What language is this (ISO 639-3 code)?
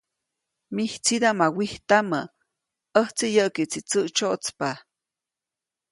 zoc